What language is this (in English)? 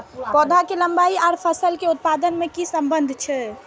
Maithili